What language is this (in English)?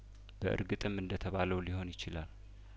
Amharic